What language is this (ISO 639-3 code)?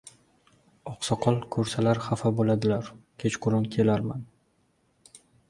uzb